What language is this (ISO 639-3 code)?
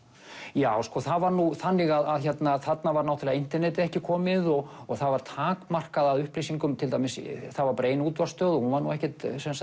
isl